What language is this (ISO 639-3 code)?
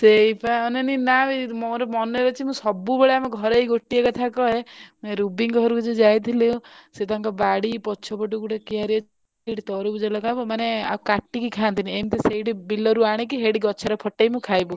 ori